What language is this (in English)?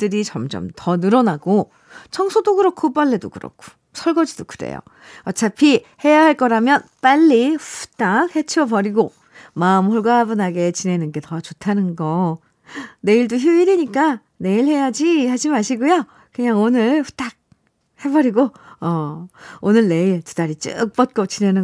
Korean